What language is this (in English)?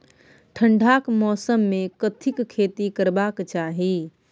Maithili